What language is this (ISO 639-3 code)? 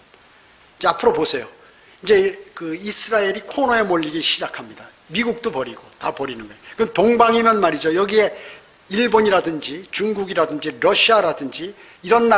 kor